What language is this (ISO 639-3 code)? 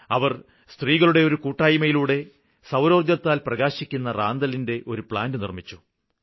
mal